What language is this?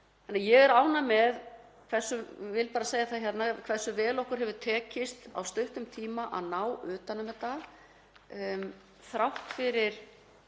Icelandic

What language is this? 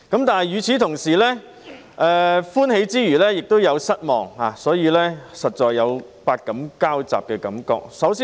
Cantonese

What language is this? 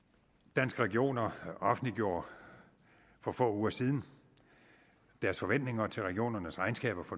Danish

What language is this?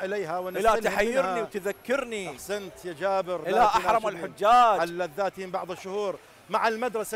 Arabic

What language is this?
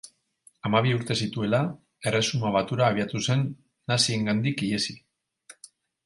Basque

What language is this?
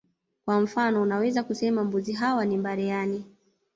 Swahili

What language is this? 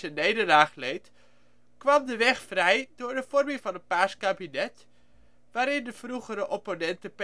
Dutch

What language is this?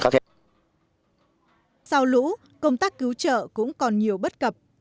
Vietnamese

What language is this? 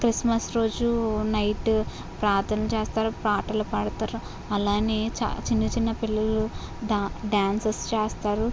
Telugu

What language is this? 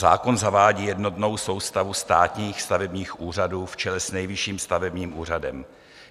Czech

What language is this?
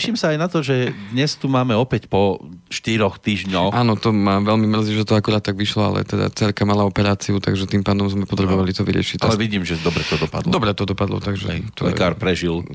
Slovak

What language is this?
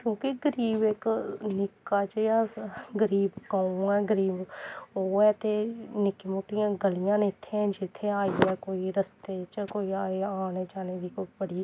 Dogri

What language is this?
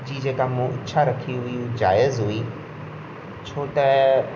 Sindhi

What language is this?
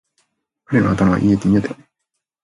Japanese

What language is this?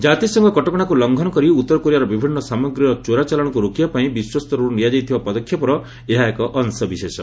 Odia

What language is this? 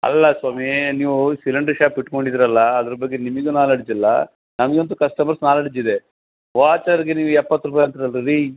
Kannada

